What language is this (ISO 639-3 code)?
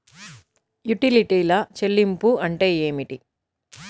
tel